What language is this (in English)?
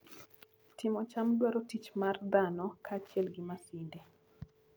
Luo (Kenya and Tanzania)